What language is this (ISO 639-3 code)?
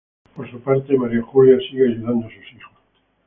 spa